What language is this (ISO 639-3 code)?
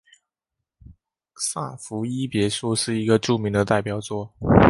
zho